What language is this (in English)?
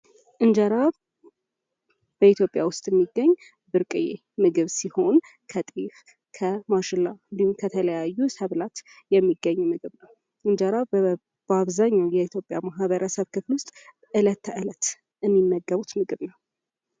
Amharic